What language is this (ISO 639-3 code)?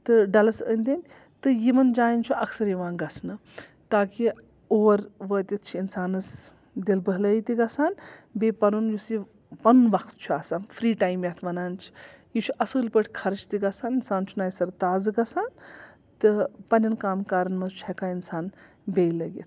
kas